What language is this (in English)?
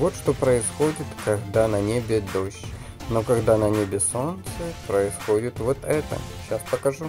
Russian